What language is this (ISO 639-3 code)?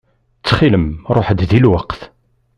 kab